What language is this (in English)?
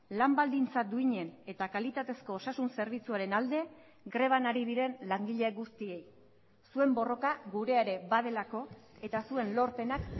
Basque